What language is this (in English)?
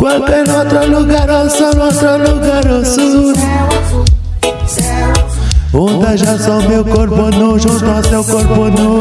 French